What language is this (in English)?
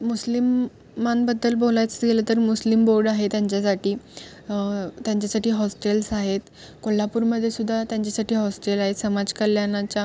Marathi